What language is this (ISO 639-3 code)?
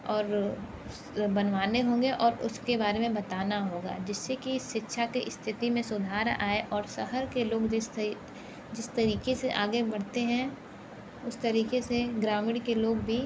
hin